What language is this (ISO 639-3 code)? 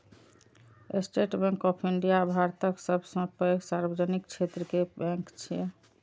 mai